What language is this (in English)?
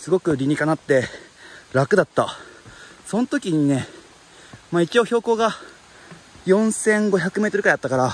Japanese